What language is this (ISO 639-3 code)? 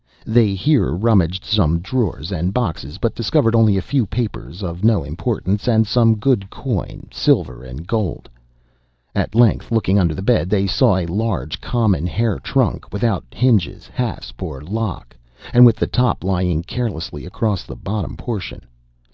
eng